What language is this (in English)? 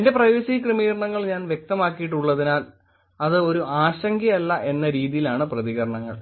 Malayalam